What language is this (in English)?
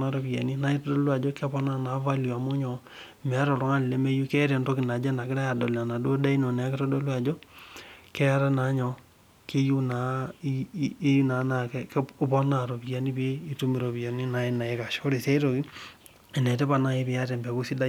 Masai